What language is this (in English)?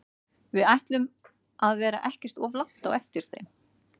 Icelandic